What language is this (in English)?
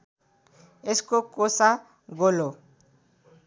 Nepali